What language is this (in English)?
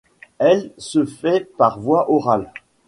French